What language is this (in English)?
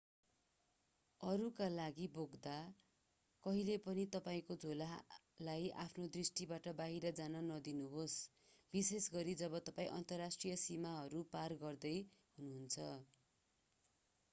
Nepali